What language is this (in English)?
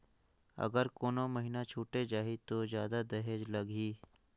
Chhattisgarhi